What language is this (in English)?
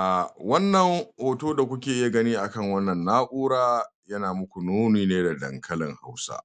Hausa